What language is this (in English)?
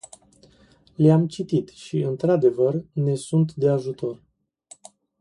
Romanian